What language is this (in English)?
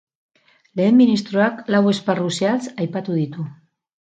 Basque